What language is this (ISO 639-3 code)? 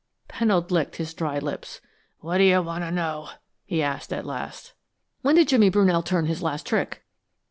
eng